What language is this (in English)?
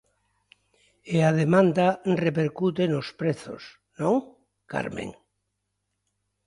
Galician